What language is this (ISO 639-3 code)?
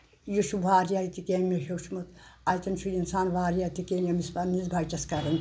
kas